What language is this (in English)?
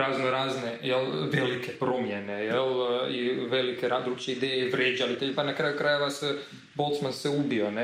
Croatian